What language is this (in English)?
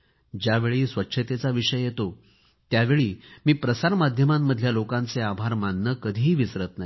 Marathi